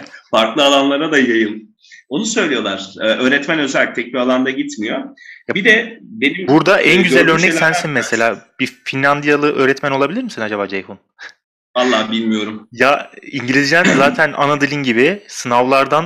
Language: Turkish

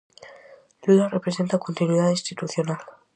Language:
Galician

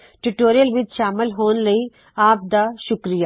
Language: Punjabi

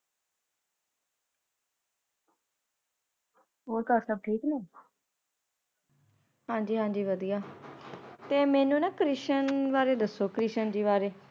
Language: Punjabi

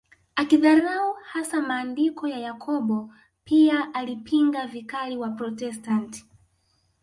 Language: Swahili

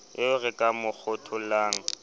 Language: Southern Sotho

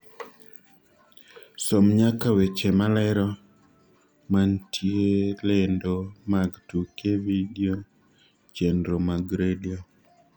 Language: Luo (Kenya and Tanzania)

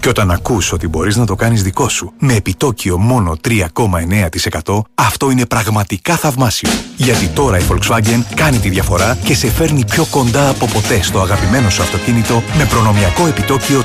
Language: Greek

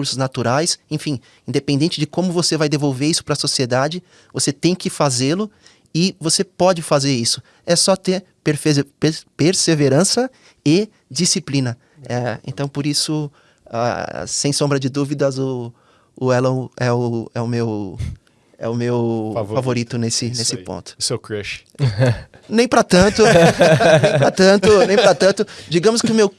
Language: Portuguese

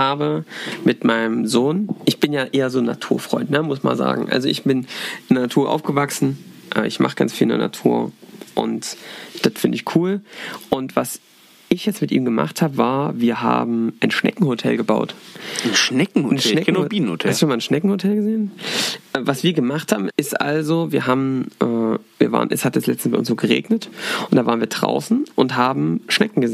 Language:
German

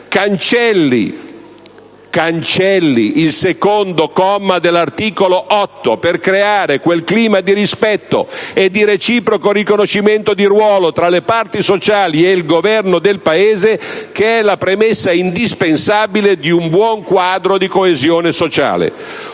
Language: Italian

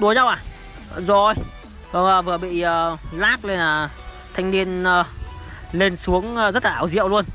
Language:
Vietnamese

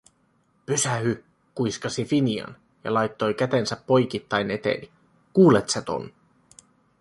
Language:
Finnish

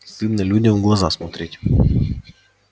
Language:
Russian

